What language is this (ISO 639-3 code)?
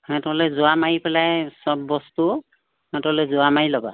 asm